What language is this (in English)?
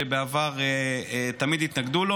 Hebrew